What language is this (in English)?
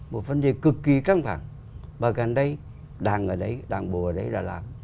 Vietnamese